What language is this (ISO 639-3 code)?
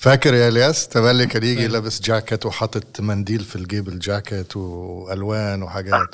ara